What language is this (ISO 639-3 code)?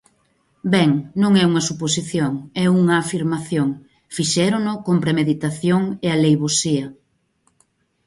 glg